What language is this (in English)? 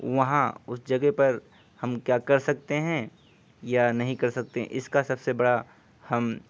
Urdu